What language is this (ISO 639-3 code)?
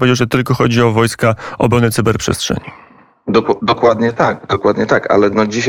pol